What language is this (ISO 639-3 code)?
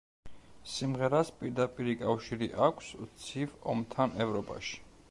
kat